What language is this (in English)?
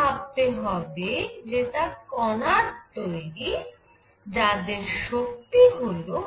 Bangla